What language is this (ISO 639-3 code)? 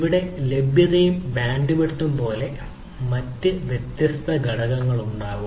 mal